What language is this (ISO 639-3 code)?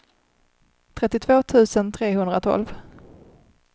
swe